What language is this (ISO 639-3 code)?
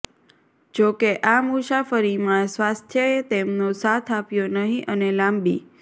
guj